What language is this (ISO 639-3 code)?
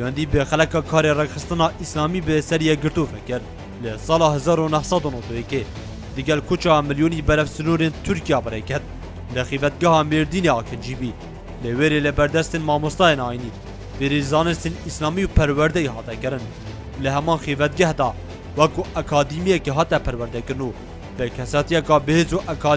tur